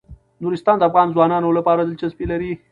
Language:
Pashto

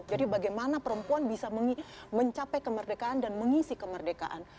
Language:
Indonesian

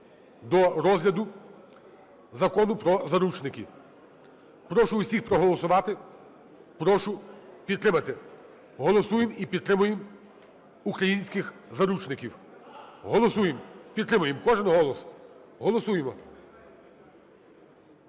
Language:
Ukrainian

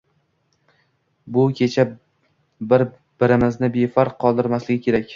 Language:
Uzbek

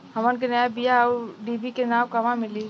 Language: Bhojpuri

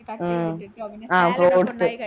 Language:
Malayalam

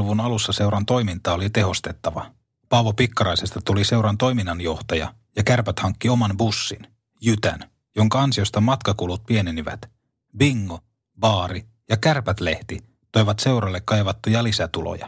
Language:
Finnish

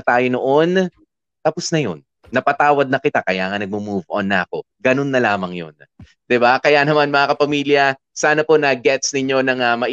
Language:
Filipino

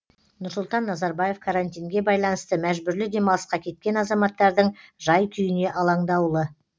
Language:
Kazakh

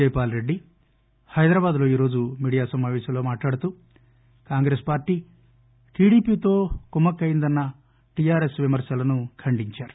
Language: Telugu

